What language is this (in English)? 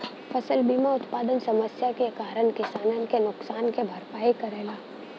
Bhojpuri